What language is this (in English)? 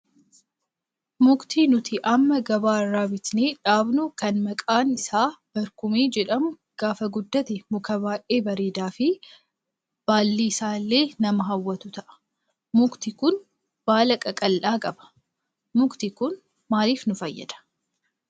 Oromo